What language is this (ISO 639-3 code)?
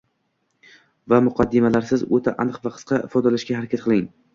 uzb